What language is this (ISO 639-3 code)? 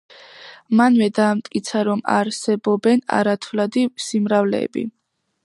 kat